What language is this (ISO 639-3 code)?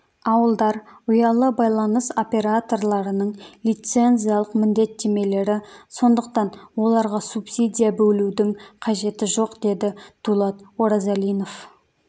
kaz